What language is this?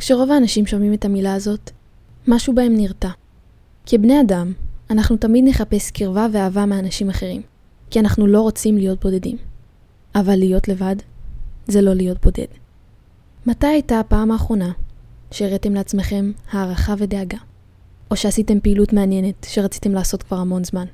Hebrew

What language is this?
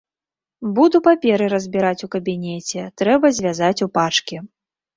Belarusian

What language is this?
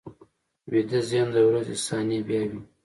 Pashto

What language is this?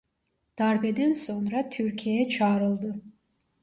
Turkish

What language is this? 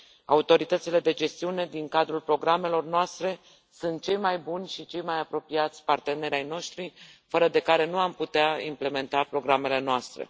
Romanian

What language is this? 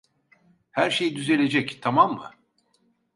Turkish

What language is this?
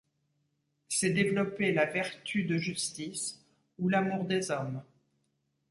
French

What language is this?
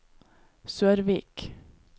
Norwegian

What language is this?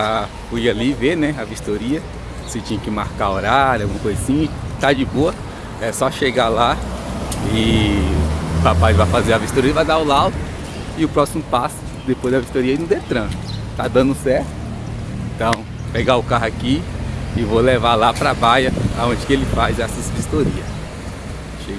Portuguese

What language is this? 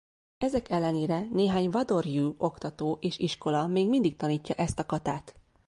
Hungarian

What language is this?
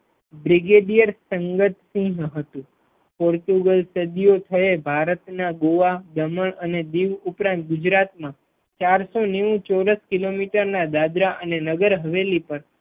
Gujarati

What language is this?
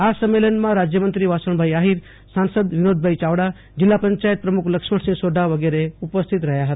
Gujarati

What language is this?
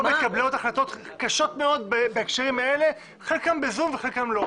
Hebrew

